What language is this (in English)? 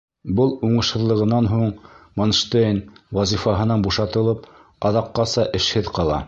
Bashkir